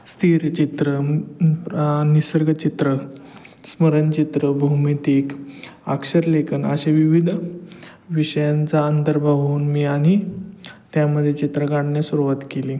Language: Marathi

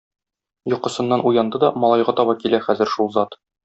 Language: Tatar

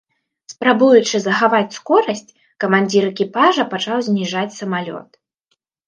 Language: Belarusian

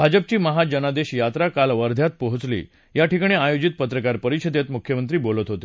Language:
Marathi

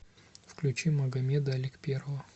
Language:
Russian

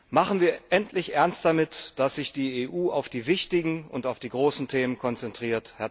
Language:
German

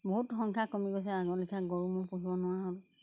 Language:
Assamese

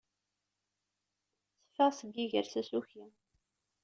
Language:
Kabyle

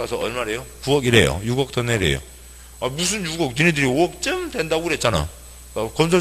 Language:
Korean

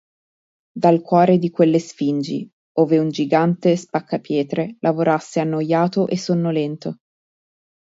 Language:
Italian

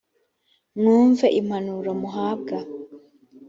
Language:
Kinyarwanda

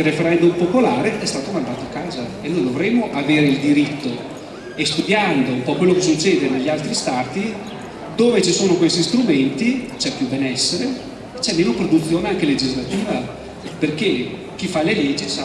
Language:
Italian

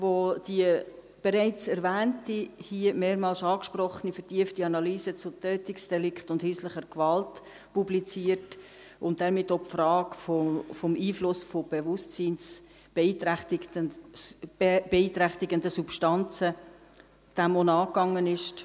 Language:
Swiss German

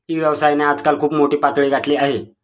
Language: Marathi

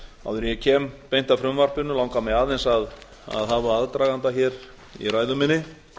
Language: Icelandic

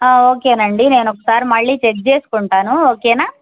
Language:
Telugu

